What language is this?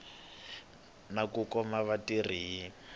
Tsonga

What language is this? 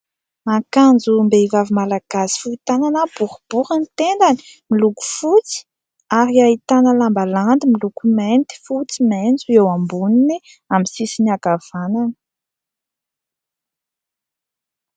Malagasy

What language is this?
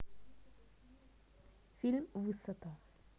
Russian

